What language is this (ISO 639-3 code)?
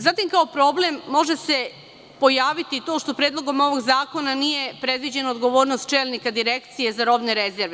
srp